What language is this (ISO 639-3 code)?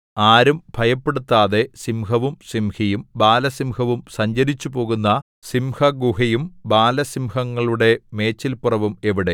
mal